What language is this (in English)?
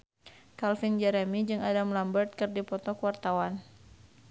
Sundanese